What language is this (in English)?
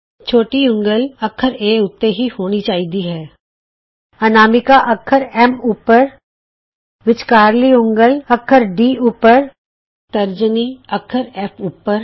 Punjabi